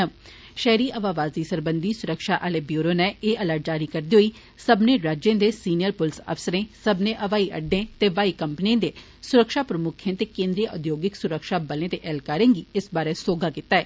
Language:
Dogri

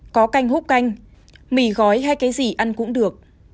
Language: Vietnamese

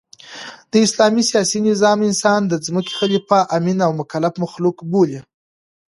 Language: Pashto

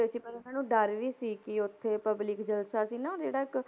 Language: Punjabi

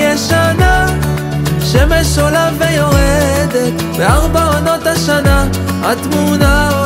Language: Hebrew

